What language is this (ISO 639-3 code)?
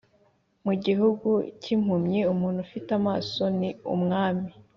kin